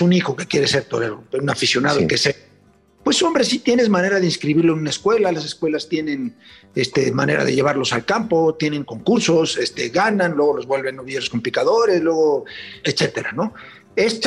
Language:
Spanish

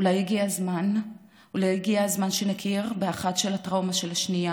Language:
Hebrew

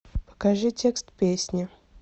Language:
Russian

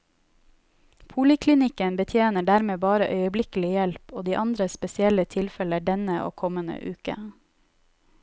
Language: Norwegian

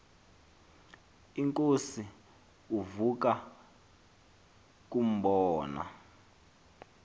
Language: Xhosa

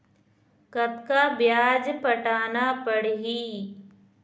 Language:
Chhattisgarhi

